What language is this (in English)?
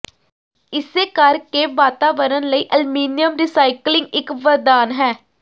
Punjabi